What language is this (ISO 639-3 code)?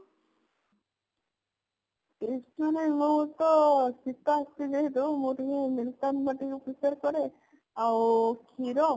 ori